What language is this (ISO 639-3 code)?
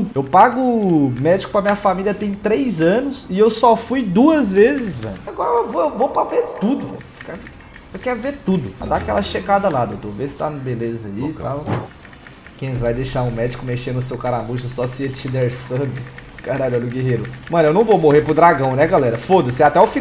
por